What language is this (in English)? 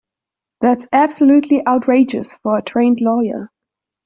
English